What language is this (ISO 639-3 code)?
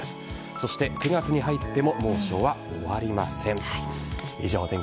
jpn